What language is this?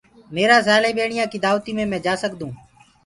Gurgula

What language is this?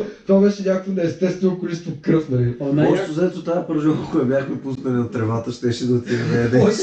Bulgarian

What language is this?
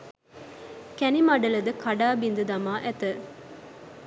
Sinhala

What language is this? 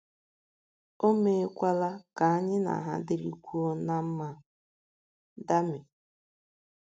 Igbo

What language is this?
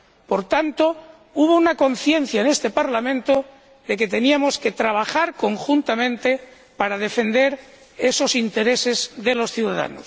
Spanish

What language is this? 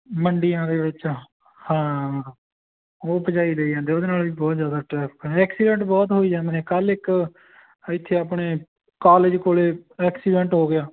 Punjabi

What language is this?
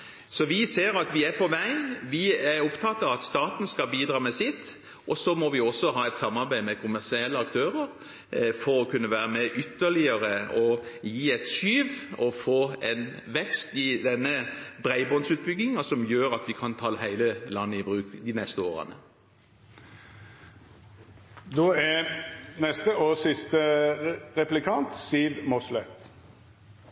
Norwegian Bokmål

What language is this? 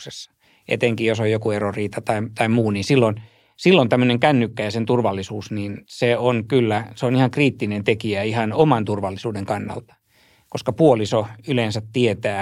Finnish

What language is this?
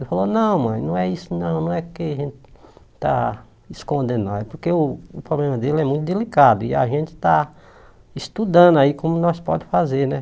Portuguese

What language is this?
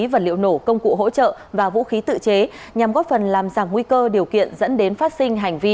Vietnamese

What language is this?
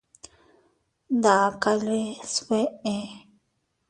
Teutila Cuicatec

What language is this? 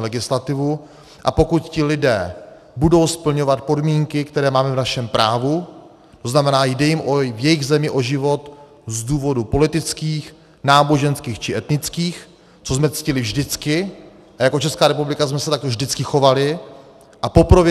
Czech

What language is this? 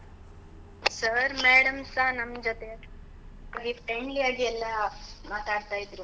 Kannada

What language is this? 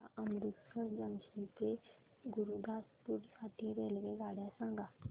Marathi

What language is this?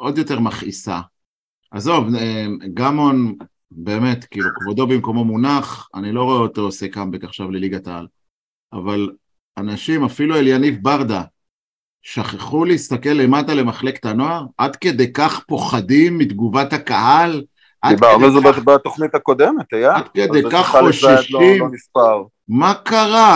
Hebrew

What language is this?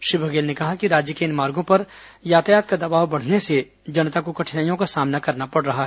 Hindi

